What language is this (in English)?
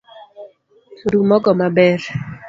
Luo (Kenya and Tanzania)